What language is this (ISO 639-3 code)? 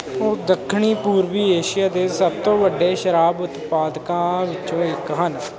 pan